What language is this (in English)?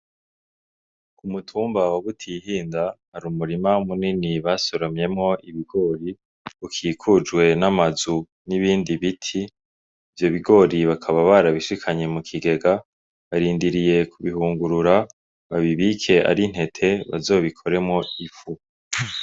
Rundi